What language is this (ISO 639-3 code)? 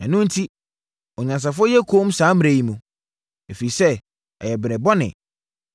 aka